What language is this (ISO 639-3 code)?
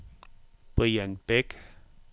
dan